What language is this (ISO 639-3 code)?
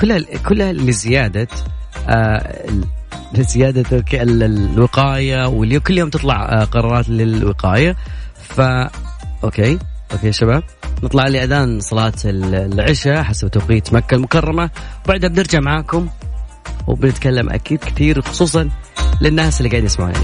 ara